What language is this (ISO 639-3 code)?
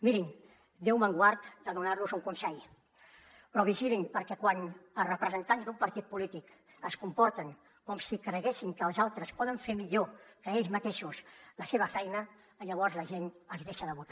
cat